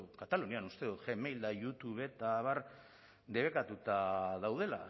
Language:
Basque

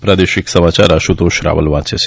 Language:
Gujarati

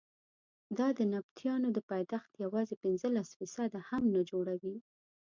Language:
Pashto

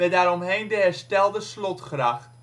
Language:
Dutch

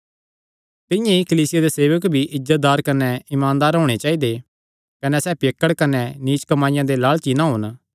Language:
Kangri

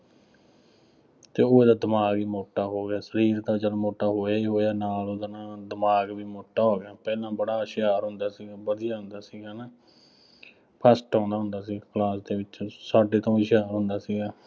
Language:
Punjabi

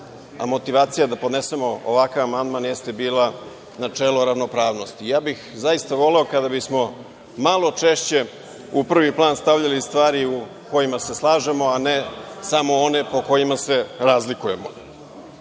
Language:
Serbian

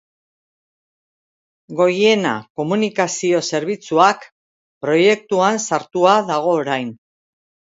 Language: Basque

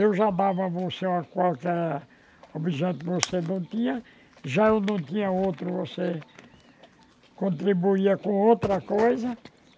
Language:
Portuguese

